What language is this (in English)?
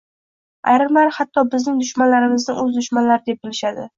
Uzbek